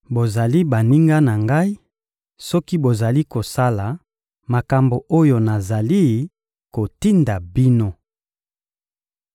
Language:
Lingala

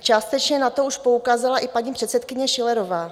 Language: Czech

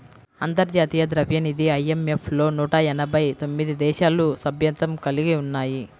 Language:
Telugu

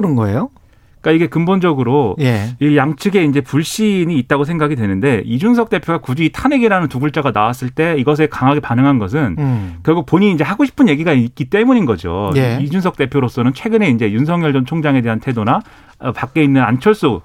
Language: Korean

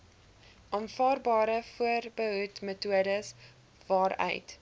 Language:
Afrikaans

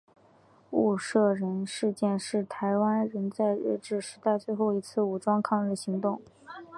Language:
Chinese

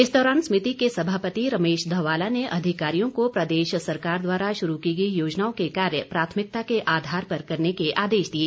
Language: Hindi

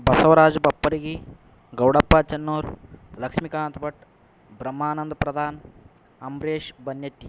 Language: Sanskrit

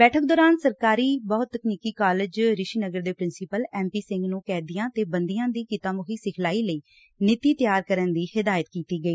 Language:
Punjabi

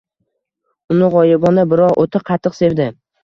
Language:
Uzbek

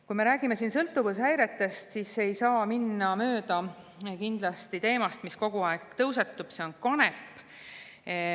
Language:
Estonian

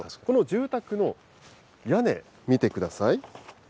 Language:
Japanese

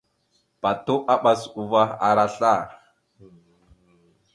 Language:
Mada (Cameroon)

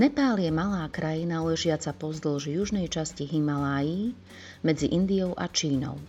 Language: Slovak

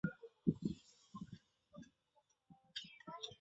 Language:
Chinese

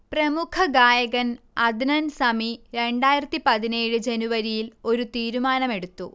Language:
Malayalam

